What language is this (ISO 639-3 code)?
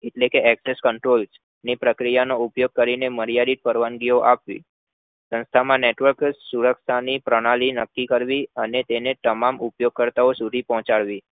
guj